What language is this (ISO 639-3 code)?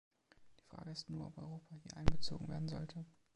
deu